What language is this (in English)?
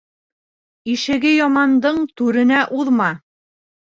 Bashkir